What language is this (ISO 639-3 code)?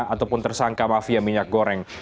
ind